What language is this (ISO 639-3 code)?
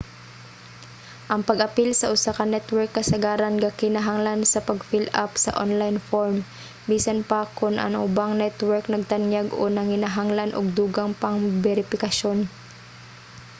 ceb